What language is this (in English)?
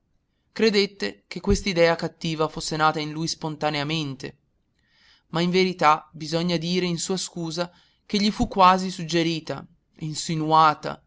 Italian